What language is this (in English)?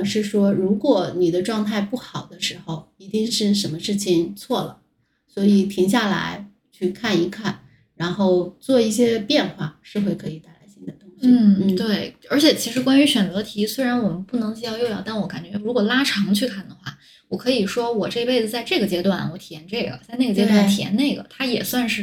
Chinese